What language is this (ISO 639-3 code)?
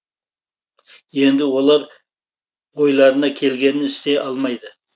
kaz